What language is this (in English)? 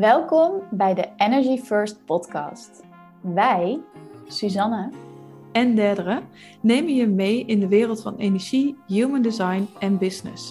Dutch